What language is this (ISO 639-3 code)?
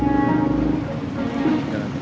ind